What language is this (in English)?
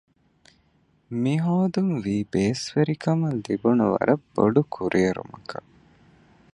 Divehi